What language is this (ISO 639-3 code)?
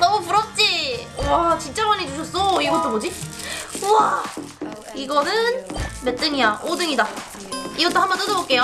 kor